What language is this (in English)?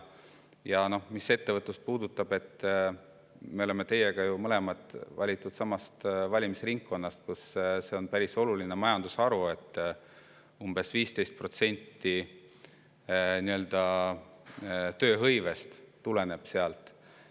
Estonian